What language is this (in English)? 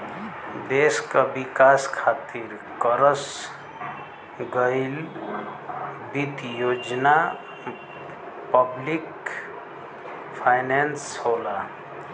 Bhojpuri